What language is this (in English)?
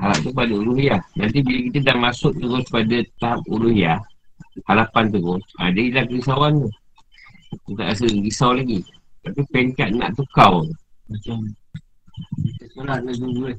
Malay